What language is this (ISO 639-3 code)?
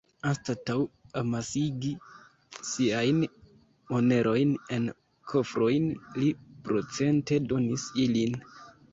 epo